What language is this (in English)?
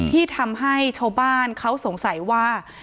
Thai